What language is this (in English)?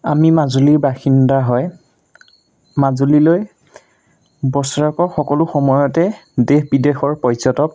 Assamese